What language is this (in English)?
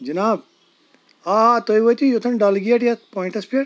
Kashmiri